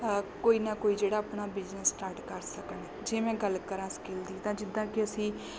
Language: Punjabi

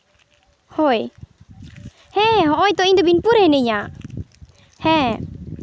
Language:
Santali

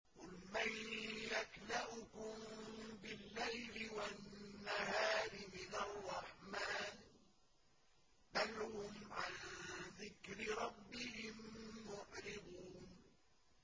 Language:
Arabic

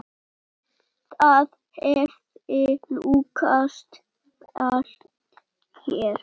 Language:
Icelandic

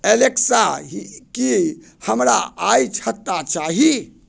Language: Maithili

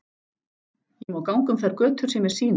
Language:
Icelandic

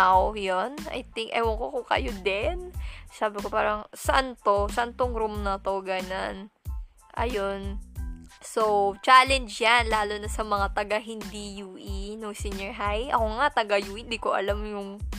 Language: Filipino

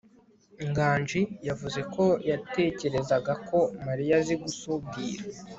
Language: Kinyarwanda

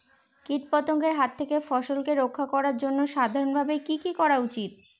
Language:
Bangla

